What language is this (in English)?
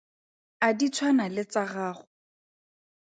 Tswana